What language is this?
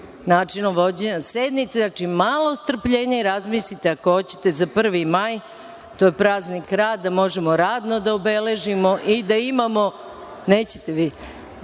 Serbian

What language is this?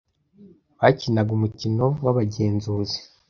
Kinyarwanda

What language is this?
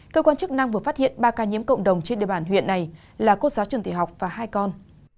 Vietnamese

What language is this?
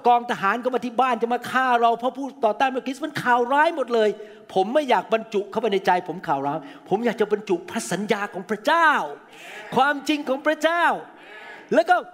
Thai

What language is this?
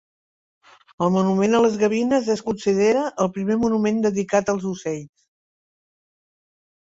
Catalan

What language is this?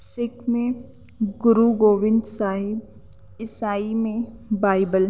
Urdu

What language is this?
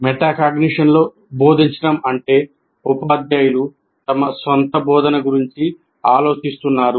Telugu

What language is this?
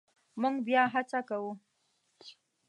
Pashto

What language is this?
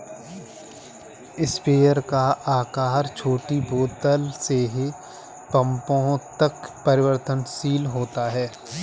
Hindi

